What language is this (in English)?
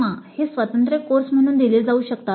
Marathi